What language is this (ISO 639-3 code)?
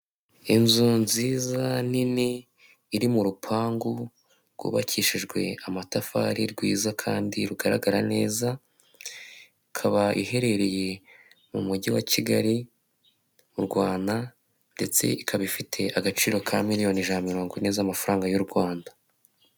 kin